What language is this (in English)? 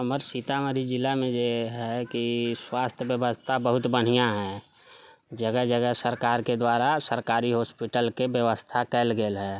Maithili